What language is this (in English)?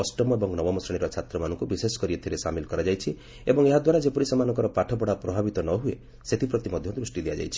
Odia